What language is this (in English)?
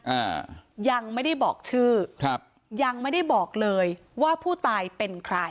Thai